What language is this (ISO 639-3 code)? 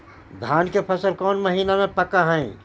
mag